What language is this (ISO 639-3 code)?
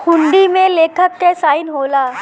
bho